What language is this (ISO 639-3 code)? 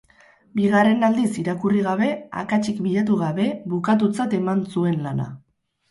eus